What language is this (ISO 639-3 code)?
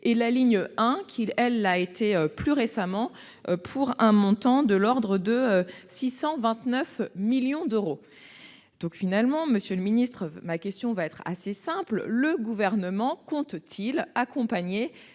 fra